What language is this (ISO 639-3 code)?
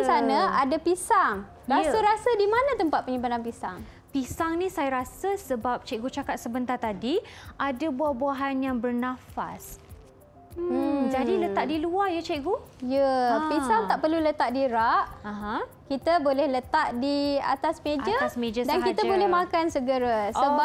msa